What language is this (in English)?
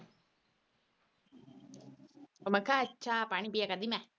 Punjabi